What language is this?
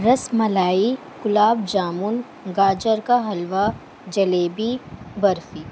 Urdu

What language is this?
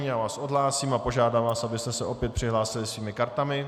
Czech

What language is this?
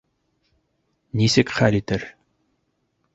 Bashkir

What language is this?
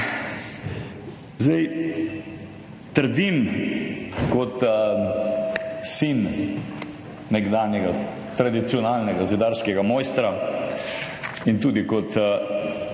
Slovenian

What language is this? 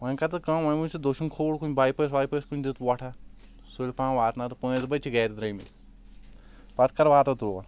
Kashmiri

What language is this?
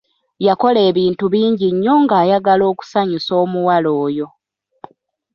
Ganda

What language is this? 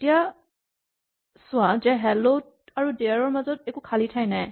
Assamese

